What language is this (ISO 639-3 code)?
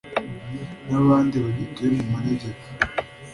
kin